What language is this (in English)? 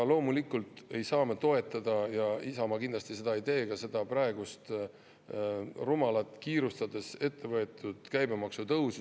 Estonian